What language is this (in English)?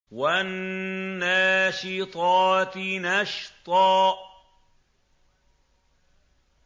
Arabic